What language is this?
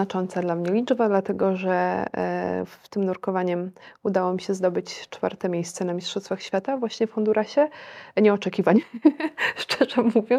Polish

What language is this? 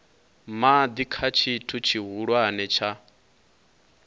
Venda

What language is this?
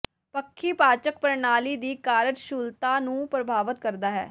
Punjabi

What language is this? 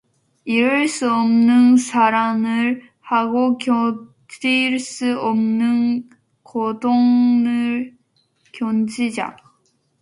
Korean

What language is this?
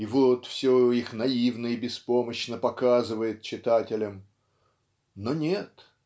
Russian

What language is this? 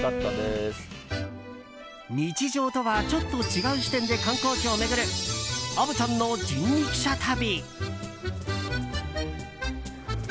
Japanese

